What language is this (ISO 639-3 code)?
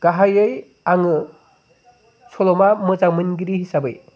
brx